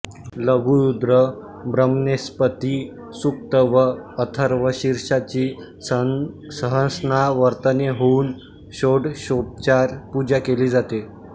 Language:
Marathi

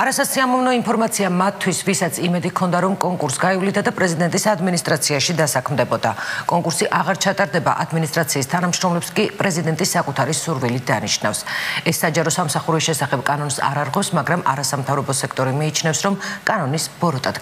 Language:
Romanian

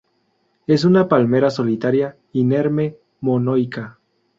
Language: Spanish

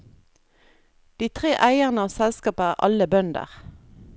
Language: Norwegian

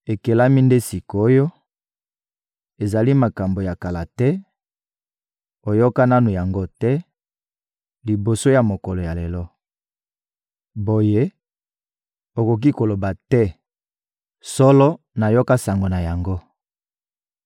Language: Lingala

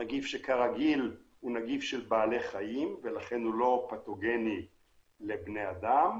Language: Hebrew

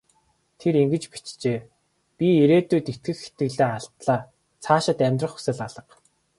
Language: Mongolian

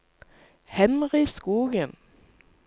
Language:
Norwegian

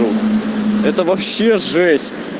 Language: Russian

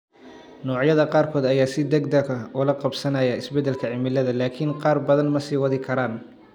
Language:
Somali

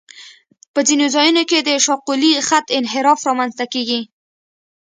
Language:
Pashto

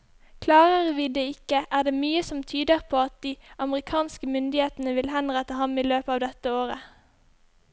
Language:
Norwegian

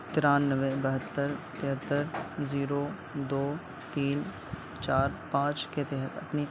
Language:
Urdu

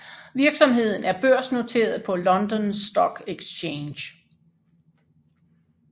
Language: Danish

